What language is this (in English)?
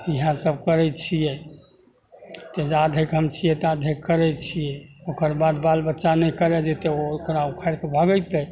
Maithili